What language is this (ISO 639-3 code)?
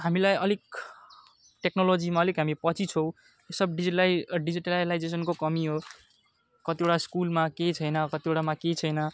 nep